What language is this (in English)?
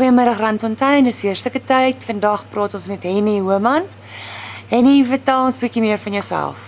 Dutch